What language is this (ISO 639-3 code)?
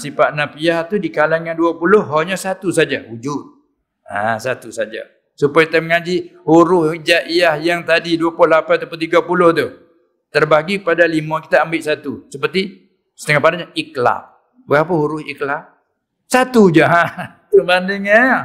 msa